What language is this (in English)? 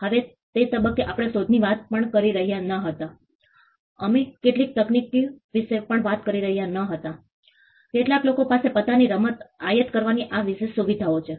Gujarati